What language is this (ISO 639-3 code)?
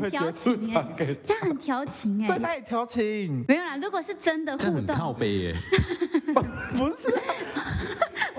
zho